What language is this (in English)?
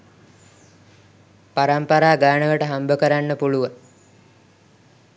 Sinhala